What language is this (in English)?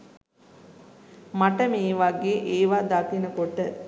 Sinhala